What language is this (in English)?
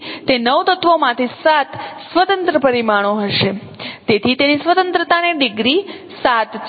Gujarati